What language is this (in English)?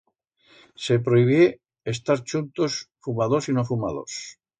Aragonese